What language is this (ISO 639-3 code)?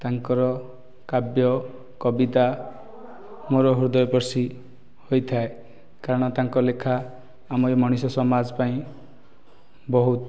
ori